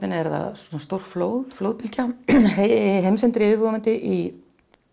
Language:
Icelandic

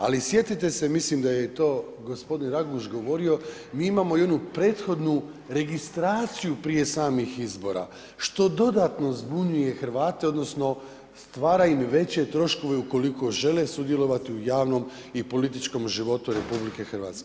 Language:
Croatian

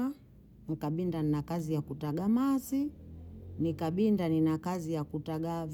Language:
Bondei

